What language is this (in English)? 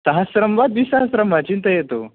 Sanskrit